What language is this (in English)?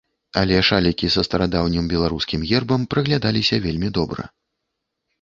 Belarusian